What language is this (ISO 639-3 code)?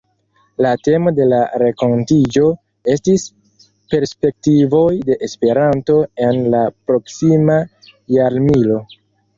epo